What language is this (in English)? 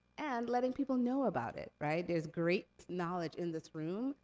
English